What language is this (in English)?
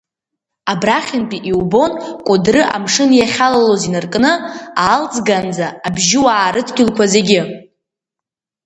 Abkhazian